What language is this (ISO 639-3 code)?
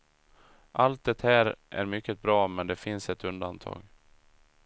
swe